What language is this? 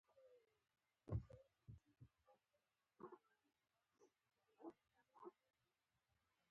Pashto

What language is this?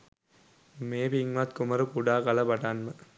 Sinhala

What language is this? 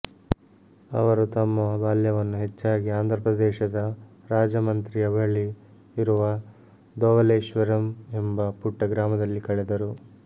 Kannada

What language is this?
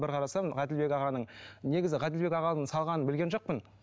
Kazakh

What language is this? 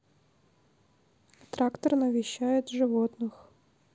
Russian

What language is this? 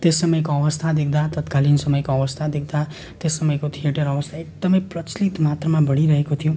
Nepali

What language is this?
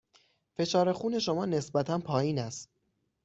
Persian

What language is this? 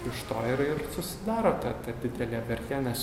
Lithuanian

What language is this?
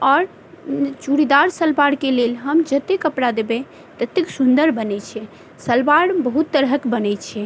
Maithili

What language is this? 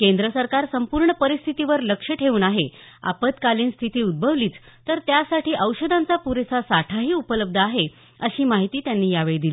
Marathi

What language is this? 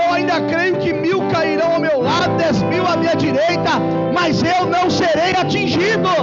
Portuguese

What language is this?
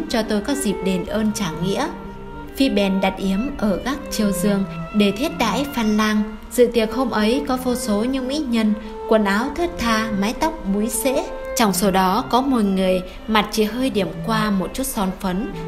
Vietnamese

